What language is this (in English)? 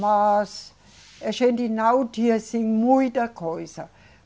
Portuguese